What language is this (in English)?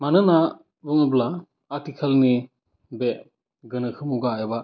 Bodo